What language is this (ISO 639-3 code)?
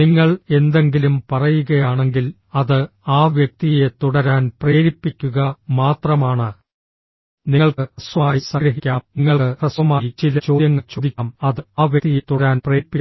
mal